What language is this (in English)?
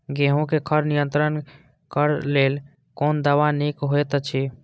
Maithili